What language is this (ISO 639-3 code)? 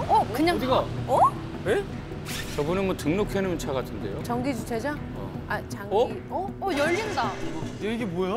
kor